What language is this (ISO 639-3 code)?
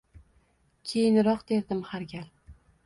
uzb